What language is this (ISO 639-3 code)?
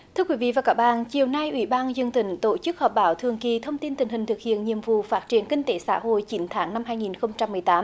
vie